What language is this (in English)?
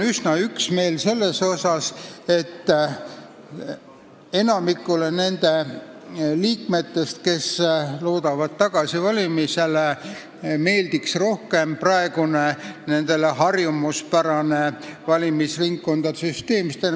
Estonian